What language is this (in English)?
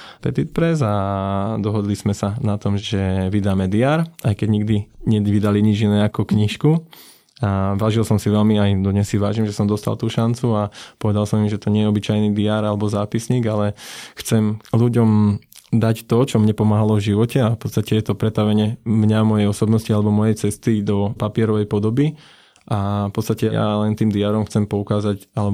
Slovak